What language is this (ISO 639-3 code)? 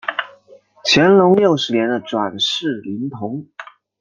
zho